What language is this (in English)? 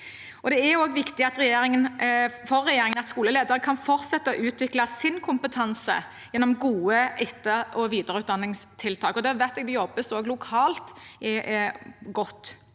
Norwegian